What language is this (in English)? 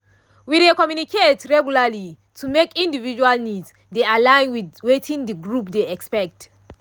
Nigerian Pidgin